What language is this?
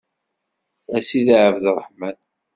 Kabyle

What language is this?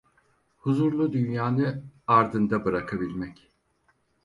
Turkish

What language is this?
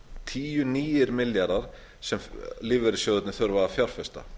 Icelandic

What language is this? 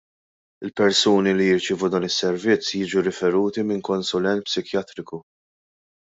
Maltese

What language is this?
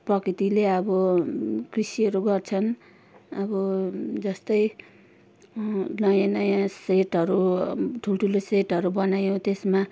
Nepali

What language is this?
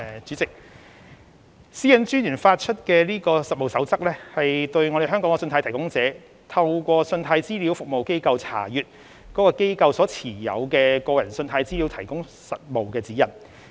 Cantonese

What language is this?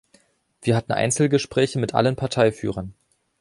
German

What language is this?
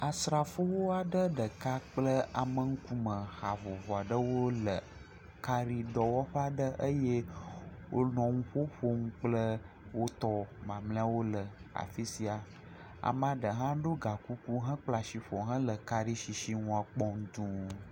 Ewe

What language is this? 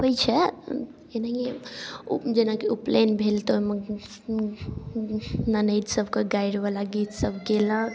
Maithili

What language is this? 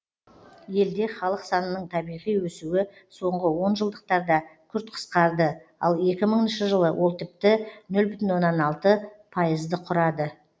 Kazakh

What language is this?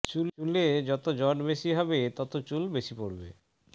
Bangla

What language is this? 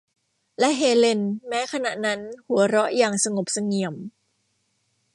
Thai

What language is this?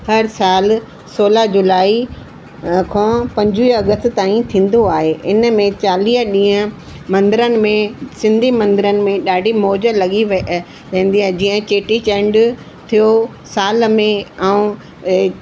Sindhi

